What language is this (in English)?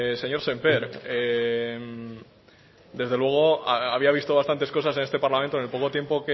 Spanish